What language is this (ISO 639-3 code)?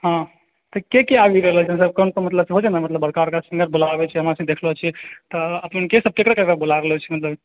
mai